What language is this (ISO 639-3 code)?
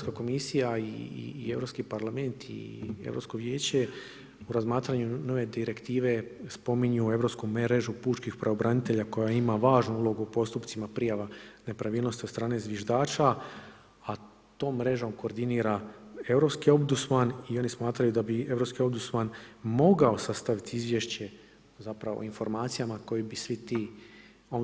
hrv